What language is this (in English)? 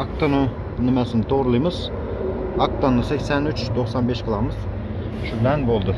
Turkish